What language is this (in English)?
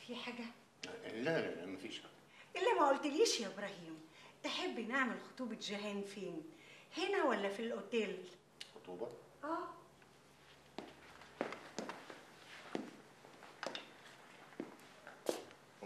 Arabic